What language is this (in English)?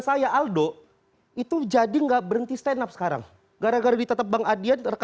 Indonesian